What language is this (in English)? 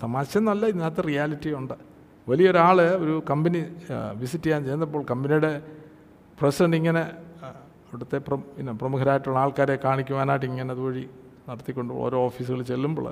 Malayalam